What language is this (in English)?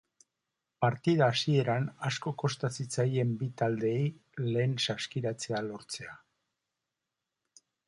Basque